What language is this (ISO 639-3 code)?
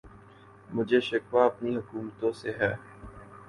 urd